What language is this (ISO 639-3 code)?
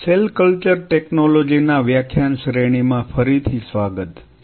guj